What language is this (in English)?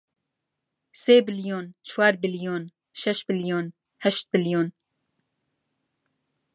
Central Kurdish